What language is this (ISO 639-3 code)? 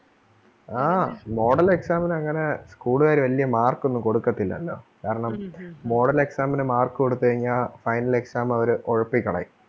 mal